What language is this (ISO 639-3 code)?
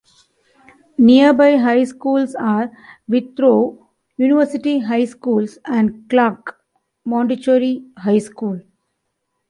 eng